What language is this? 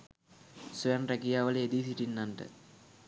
Sinhala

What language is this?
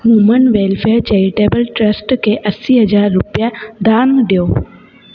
Sindhi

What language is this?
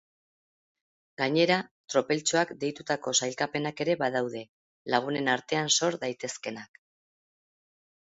Basque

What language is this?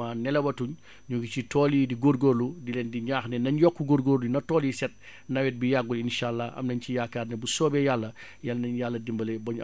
Wolof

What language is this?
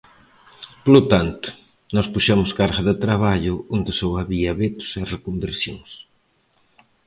Galician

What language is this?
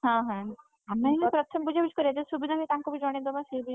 Odia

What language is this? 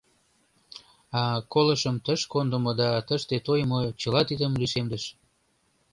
Mari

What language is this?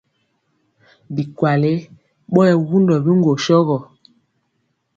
Mpiemo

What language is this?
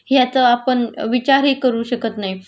Marathi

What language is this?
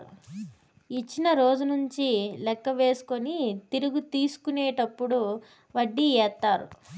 Telugu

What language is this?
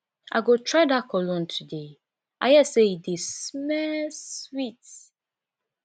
Nigerian Pidgin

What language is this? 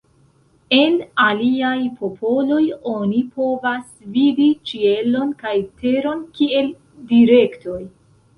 Esperanto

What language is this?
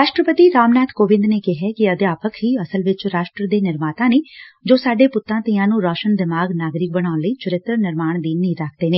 Punjabi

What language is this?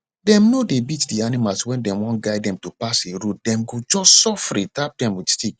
Nigerian Pidgin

